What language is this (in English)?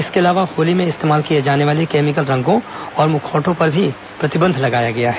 Hindi